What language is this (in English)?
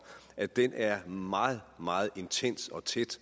Danish